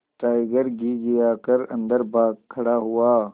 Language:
Hindi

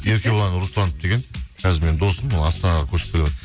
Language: Kazakh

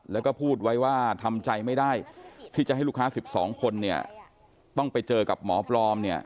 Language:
Thai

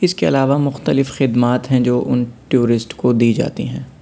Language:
Urdu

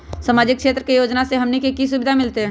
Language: Magahi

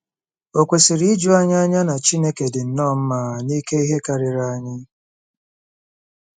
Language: Igbo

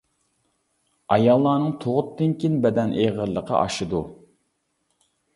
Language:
Uyghur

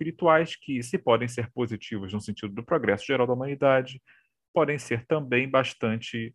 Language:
Portuguese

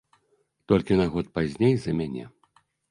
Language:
Belarusian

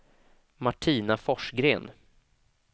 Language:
Swedish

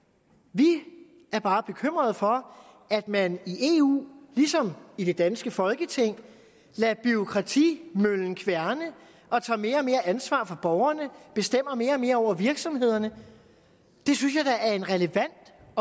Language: Danish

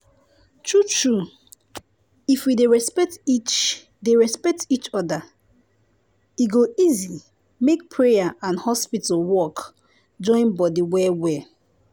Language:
Nigerian Pidgin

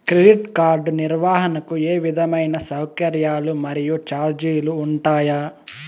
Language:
Telugu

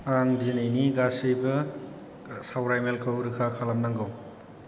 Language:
Bodo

